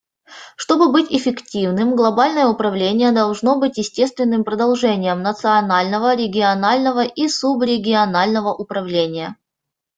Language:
Russian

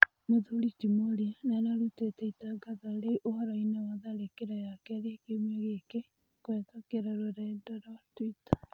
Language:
Kikuyu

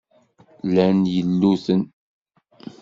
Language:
Kabyle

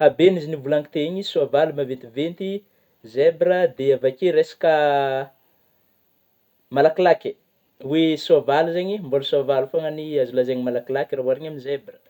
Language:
Northern Betsimisaraka Malagasy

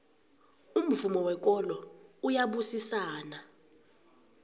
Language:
South Ndebele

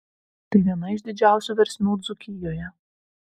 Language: Lithuanian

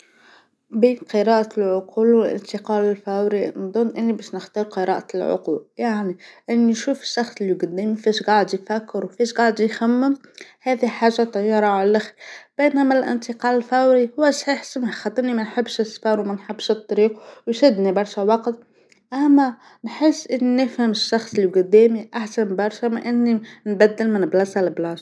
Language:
Tunisian Arabic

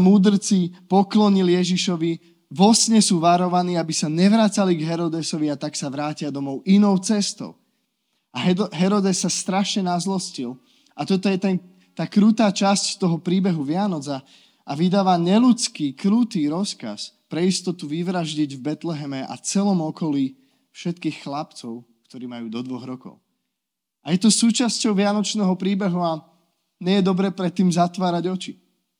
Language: Slovak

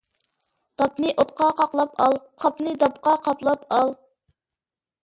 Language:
Uyghur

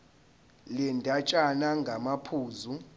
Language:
Zulu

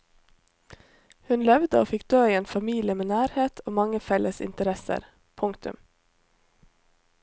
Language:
Norwegian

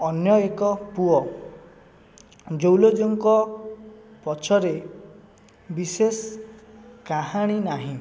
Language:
Odia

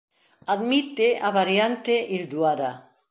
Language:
Galician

